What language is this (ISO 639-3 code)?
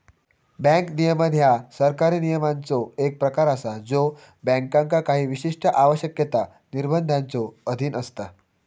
mar